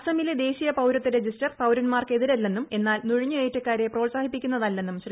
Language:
Malayalam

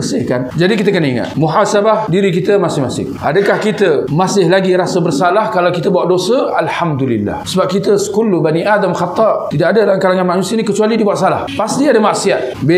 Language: Malay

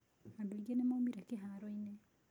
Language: Kikuyu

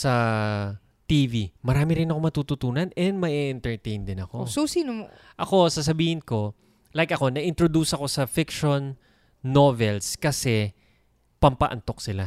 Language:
Filipino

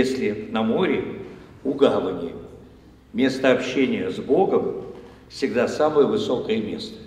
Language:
Russian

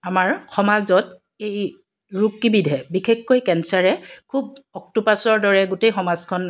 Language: Assamese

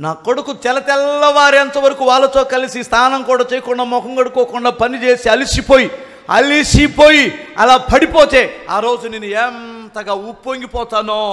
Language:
Telugu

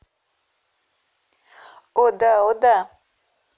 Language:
Russian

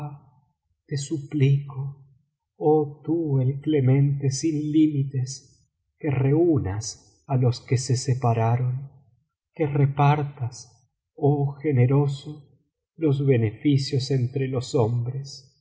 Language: Spanish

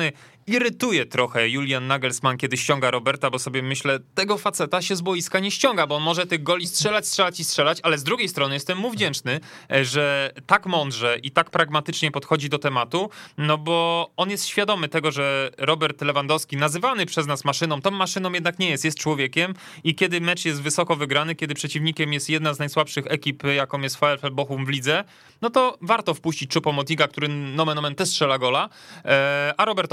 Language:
Polish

